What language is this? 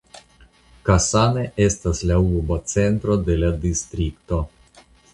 Esperanto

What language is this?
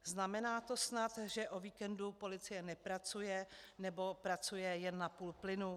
Czech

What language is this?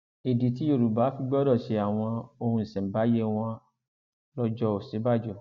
Yoruba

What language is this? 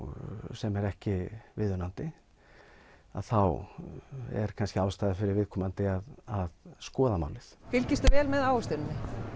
Icelandic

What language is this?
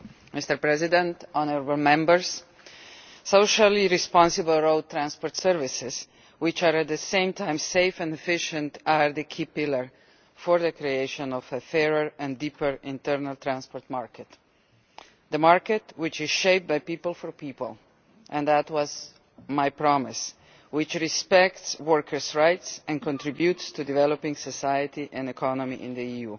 English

